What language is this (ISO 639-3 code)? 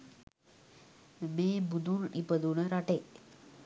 sin